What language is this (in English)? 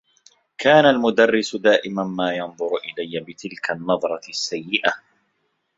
Arabic